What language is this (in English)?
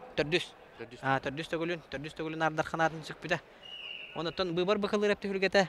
Turkish